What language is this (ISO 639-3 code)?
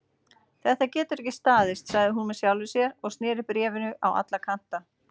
isl